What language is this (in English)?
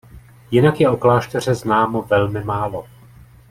Czech